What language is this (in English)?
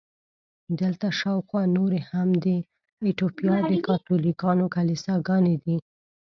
Pashto